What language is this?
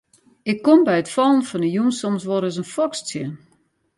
Western Frisian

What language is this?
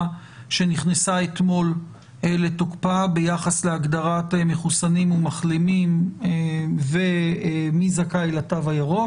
Hebrew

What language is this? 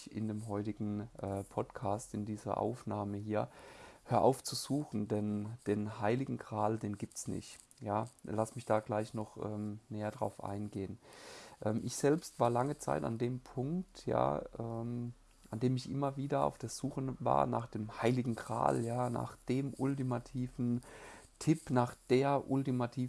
German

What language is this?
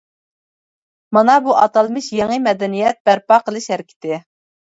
Uyghur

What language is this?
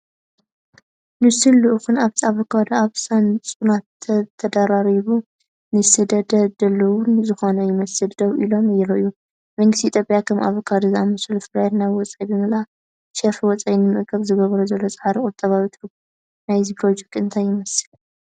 Tigrinya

